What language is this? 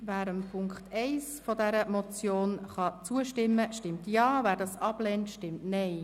Swiss German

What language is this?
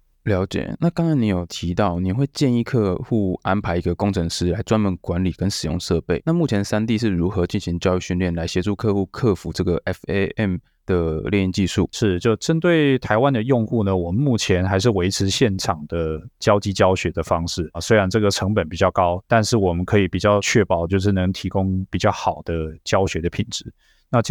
Chinese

